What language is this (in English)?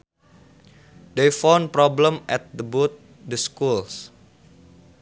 Sundanese